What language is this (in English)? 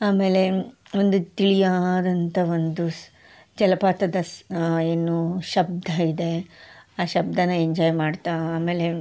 Kannada